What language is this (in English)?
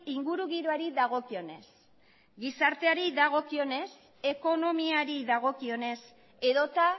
Basque